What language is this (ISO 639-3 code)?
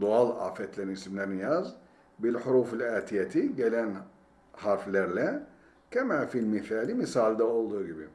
tur